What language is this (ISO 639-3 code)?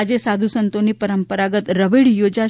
guj